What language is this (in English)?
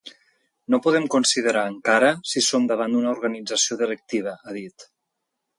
Catalan